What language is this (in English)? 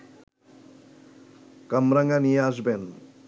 Bangla